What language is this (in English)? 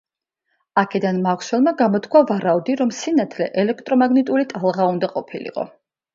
Georgian